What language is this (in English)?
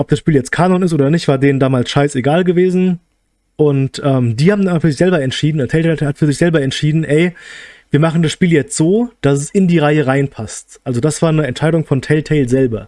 German